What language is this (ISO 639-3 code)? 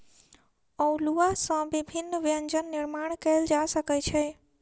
mai